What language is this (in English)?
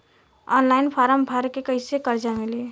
Bhojpuri